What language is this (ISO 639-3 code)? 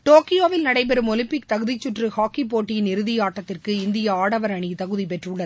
tam